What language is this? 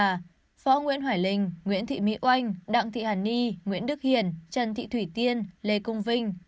Vietnamese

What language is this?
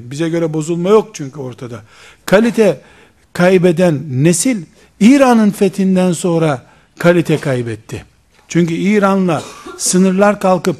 Turkish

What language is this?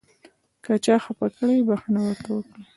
Pashto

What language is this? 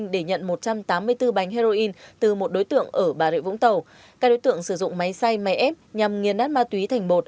Vietnamese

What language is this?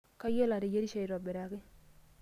Masai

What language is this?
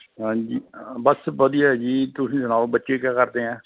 Punjabi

